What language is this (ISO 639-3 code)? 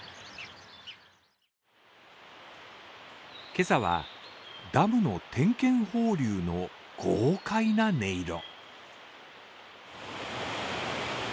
jpn